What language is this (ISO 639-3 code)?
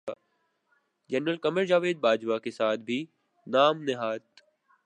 urd